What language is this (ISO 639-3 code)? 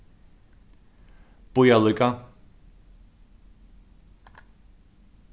fao